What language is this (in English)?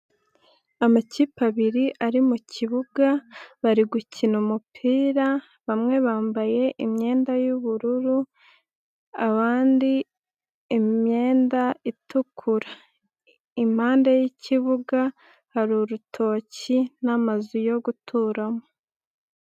Kinyarwanda